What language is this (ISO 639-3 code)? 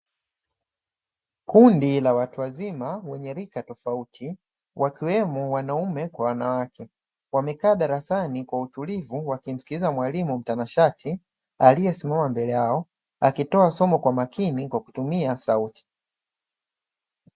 swa